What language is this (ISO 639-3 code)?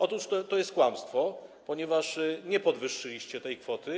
pol